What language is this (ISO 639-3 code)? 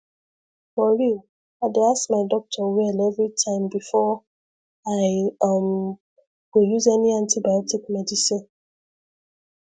pcm